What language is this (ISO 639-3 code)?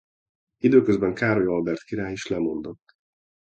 hun